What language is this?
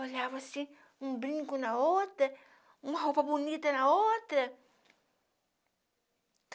Portuguese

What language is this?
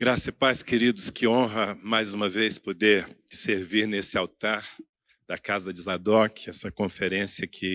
Portuguese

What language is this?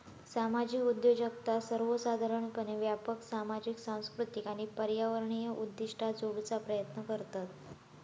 Marathi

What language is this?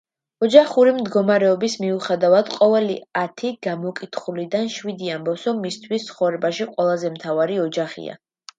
Georgian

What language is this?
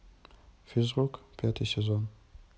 Russian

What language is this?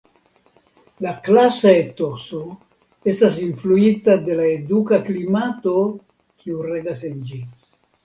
Esperanto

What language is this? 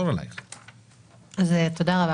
Hebrew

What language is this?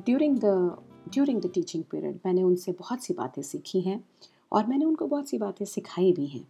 Hindi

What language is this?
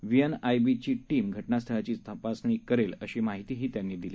Marathi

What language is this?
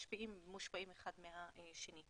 Hebrew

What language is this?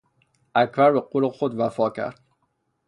Persian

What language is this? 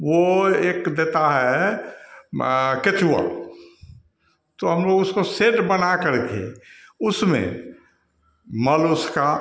Hindi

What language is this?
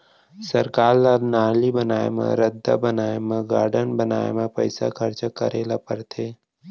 Chhattisgarhi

